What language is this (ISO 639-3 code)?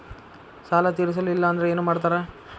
kan